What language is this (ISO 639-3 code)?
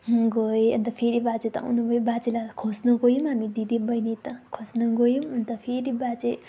nep